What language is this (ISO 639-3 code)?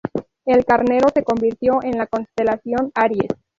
spa